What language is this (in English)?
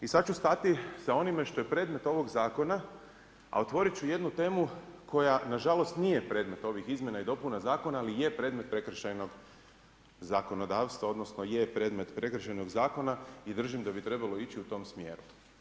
Croatian